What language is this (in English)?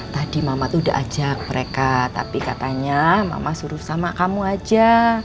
Indonesian